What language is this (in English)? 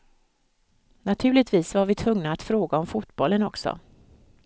Swedish